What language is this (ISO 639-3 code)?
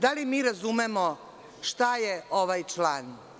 srp